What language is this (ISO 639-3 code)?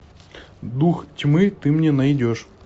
rus